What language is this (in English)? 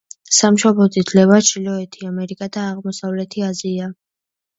Georgian